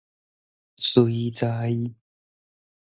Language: Min Nan Chinese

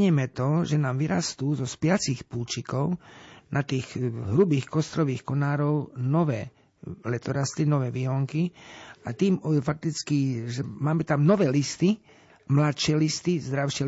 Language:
Slovak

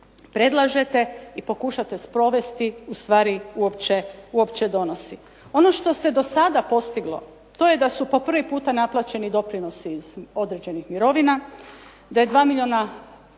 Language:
Croatian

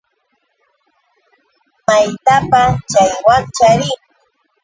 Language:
Yauyos Quechua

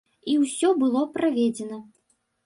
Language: Belarusian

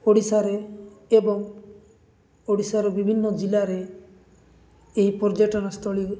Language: Odia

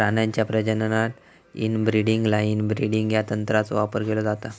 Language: Marathi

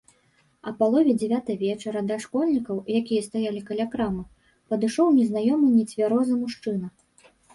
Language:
Belarusian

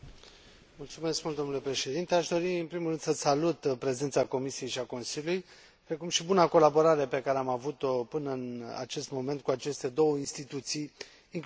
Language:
Romanian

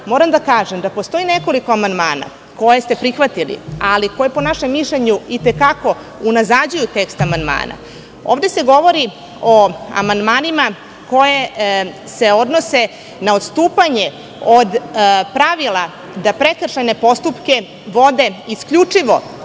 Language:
Serbian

